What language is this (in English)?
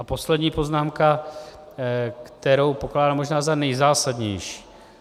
Czech